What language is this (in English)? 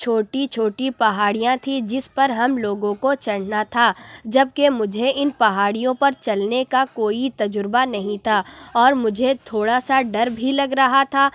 Urdu